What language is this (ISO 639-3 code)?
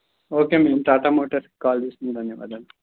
tel